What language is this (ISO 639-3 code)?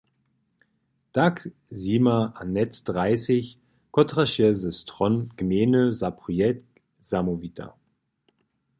hsb